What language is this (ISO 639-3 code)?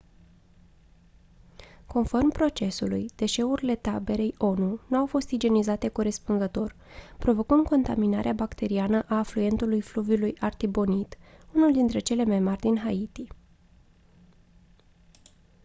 ron